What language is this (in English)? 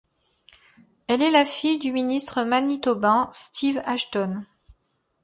French